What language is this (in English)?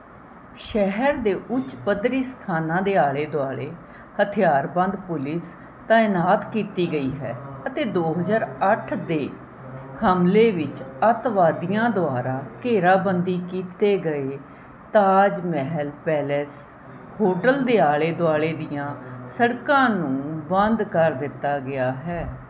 Punjabi